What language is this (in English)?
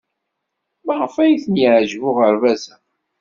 Kabyle